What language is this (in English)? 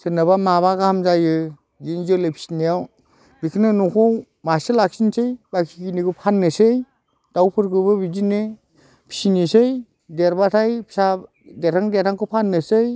Bodo